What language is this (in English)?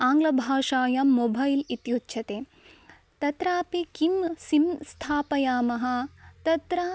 Sanskrit